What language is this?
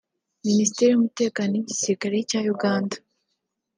Kinyarwanda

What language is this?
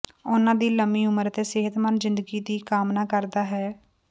Punjabi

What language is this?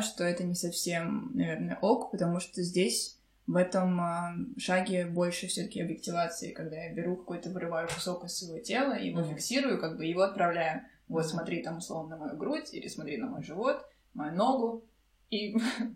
Russian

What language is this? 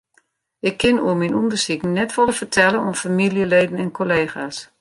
Western Frisian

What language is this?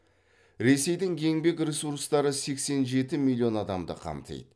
Kazakh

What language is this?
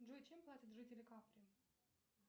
Russian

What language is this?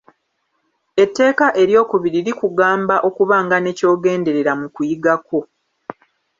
Ganda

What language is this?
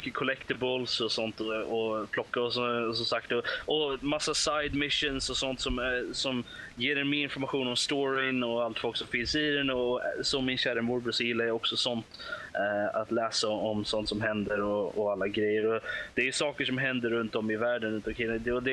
Swedish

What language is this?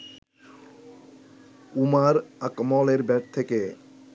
Bangla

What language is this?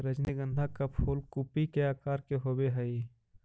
Magahi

